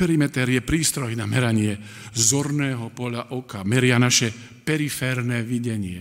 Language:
Slovak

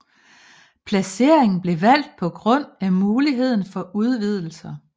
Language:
Danish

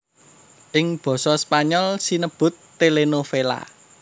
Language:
Javanese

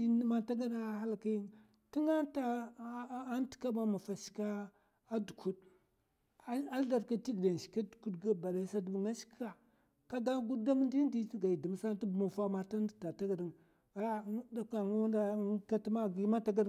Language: Mafa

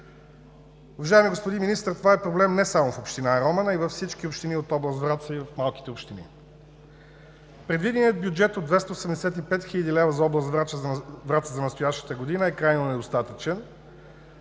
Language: Bulgarian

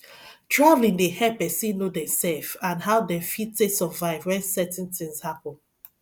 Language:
Nigerian Pidgin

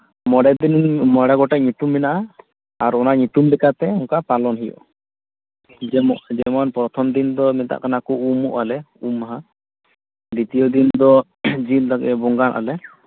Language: Santali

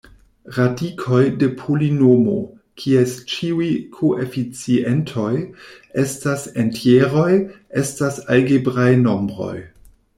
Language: Esperanto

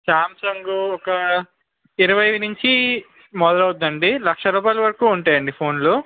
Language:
Telugu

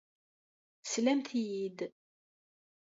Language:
Kabyle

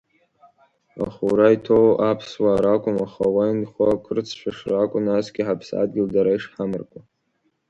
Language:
Abkhazian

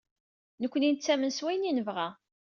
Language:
Kabyle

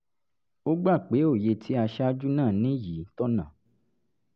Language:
Yoruba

